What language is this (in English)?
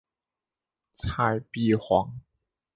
Chinese